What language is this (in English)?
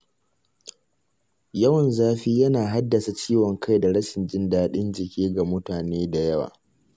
Hausa